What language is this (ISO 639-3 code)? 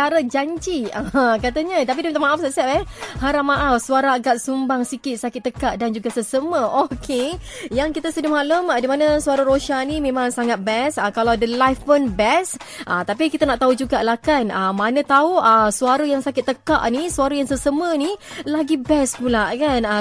msa